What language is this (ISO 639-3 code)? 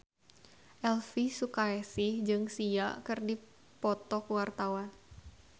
sun